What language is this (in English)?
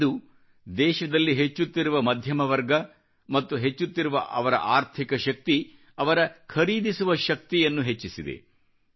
Kannada